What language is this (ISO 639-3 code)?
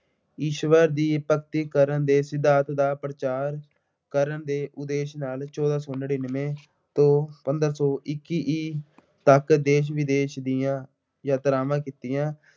pan